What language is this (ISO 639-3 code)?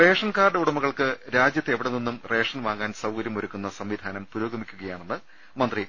mal